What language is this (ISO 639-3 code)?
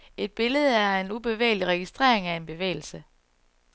dan